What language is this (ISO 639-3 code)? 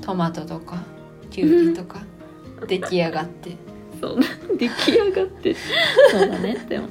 jpn